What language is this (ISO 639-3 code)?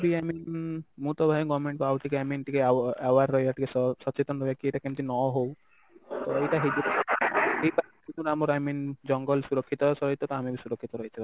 ori